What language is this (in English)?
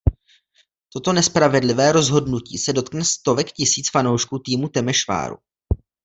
Czech